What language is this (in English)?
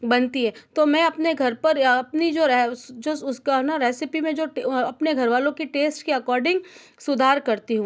Hindi